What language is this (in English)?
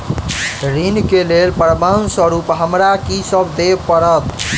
Maithili